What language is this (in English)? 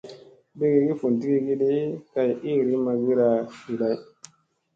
Musey